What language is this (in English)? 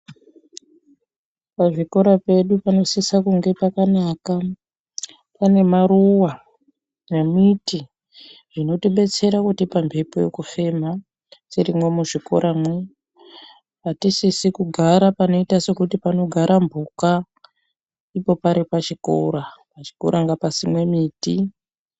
Ndau